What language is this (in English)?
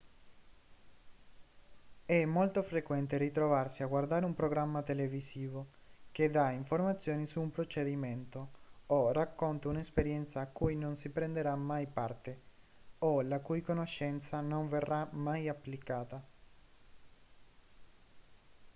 Italian